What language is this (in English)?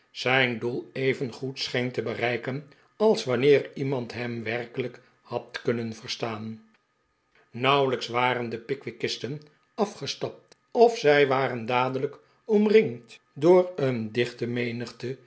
Dutch